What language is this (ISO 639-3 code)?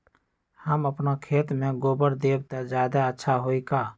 mag